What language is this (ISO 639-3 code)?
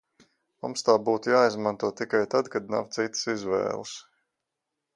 lav